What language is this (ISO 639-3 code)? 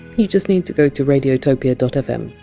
eng